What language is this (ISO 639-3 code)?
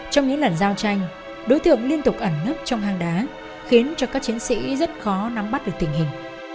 vie